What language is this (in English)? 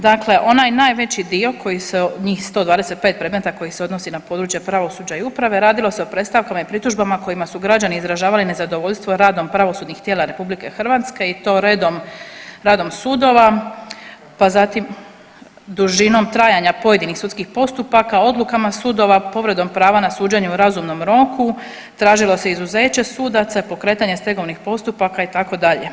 Croatian